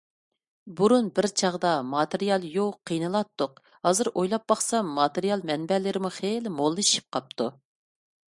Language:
Uyghur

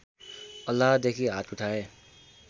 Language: Nepali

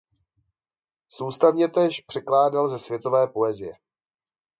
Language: Czech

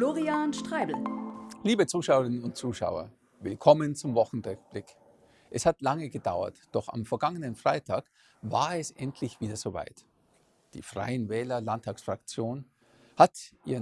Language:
German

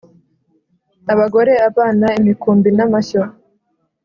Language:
Kinyarwanda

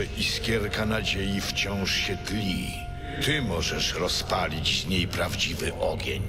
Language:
Polish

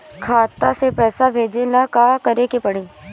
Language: Bhojpuri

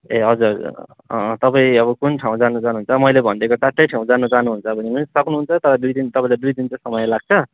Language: Nepali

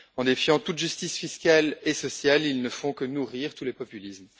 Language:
French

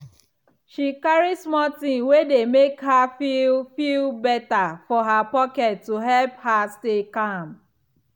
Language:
Nigerian Pidgin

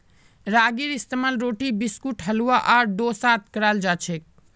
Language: Magahi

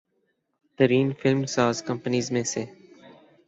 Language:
Urdu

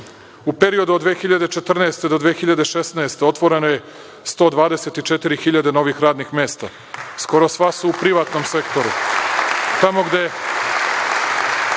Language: Serbian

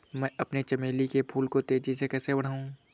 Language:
Hindi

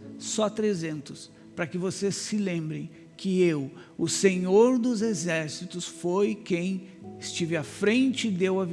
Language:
Portuguese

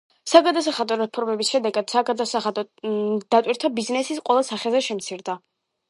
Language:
Georgian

